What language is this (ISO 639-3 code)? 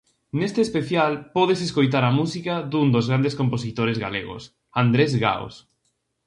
glg